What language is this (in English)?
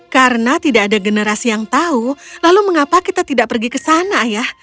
Indonesian